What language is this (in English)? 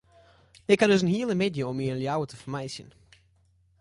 Western Frisian